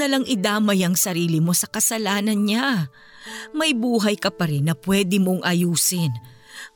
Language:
Filipino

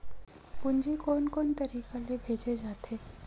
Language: Chhattisgarhi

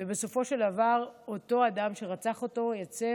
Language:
Hebrew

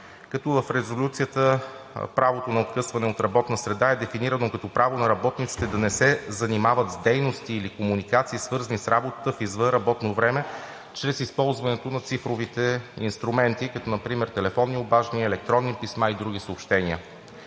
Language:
Bulgarian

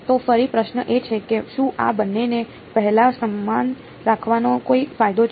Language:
Gujarati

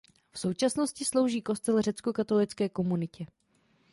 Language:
Czech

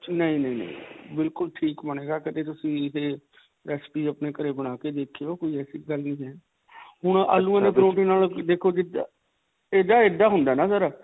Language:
Punjabi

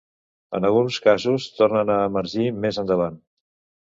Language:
Catalan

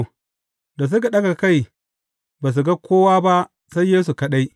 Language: Hausa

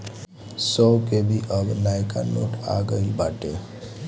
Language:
Bhojpuri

